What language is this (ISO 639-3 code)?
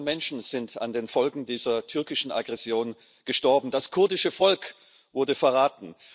deu